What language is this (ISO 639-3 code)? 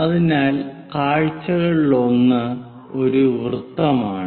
mal